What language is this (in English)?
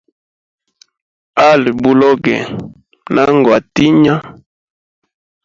Hemba